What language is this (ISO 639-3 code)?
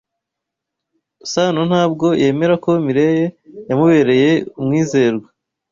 kin